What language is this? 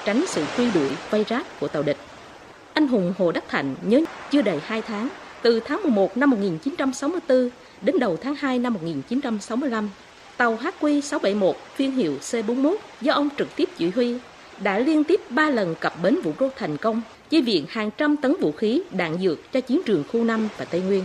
Vietnamese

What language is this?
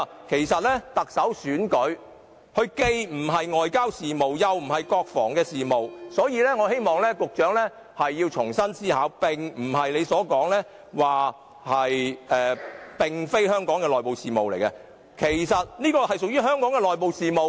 Cantonese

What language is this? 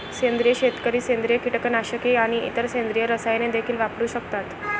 Marathi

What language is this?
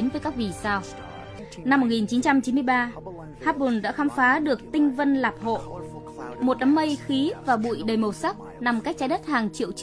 Vietnamese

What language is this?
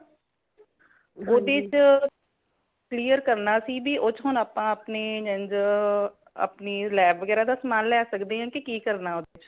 Punjabi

